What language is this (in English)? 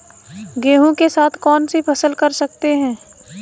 Hindi